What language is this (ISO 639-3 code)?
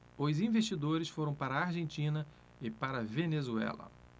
por